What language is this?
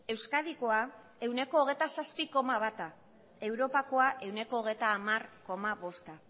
Basque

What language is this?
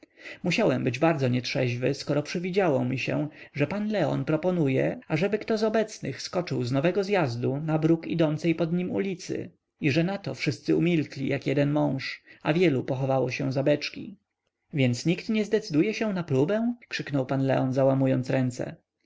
Polish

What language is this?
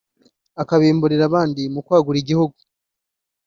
Kinyarwanda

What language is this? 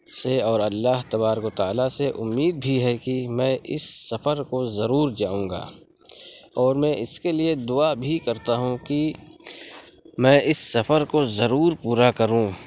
Urdu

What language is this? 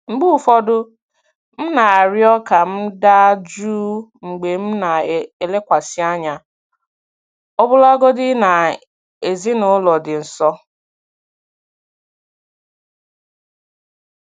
Igbo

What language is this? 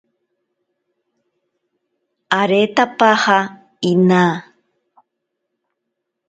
Ashéninka Perené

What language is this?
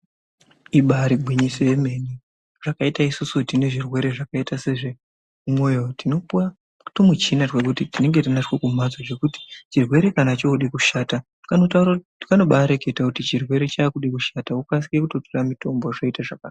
Ndau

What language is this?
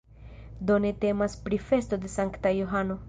Esperanto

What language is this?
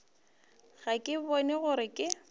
Northern Sotho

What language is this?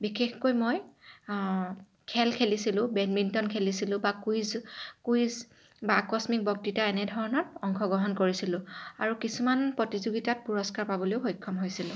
Assamese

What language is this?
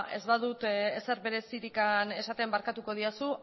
Basque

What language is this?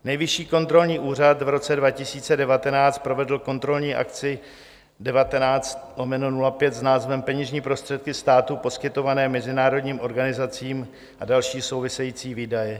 Czech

